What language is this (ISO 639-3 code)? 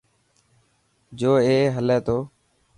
mki